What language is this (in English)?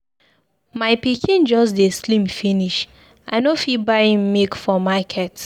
Nigerian Pidgin